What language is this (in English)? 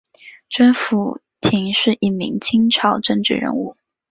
Chinese